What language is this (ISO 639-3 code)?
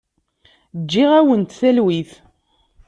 kab